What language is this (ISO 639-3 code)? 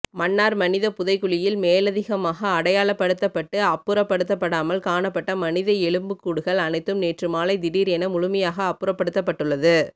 tam